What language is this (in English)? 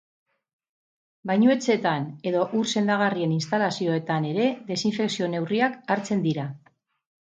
Basque